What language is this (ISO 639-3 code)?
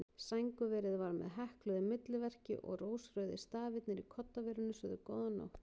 isl